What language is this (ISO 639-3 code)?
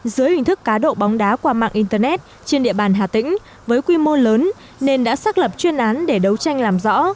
vie